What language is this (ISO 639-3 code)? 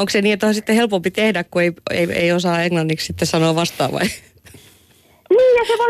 fin